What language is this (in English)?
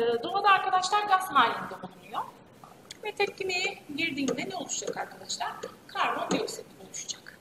Turkish